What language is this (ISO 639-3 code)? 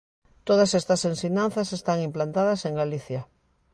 glg